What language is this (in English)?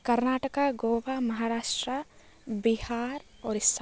Sanskrit